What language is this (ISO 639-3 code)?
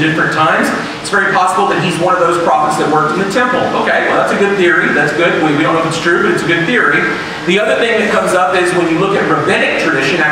eng